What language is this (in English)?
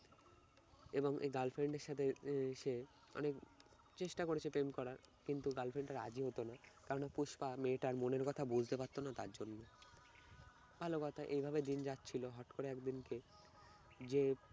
Bangla